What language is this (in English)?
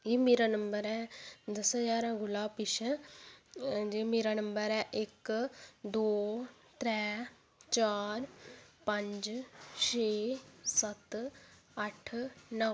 Dogri